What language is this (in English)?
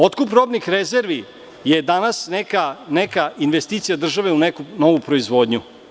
Serbian